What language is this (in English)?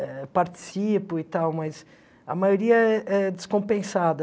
Portuguese